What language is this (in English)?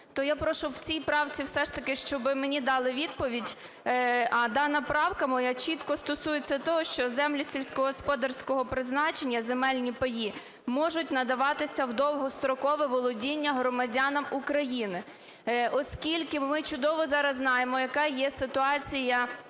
Ukrainian